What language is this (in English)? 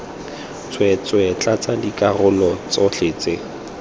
Tswana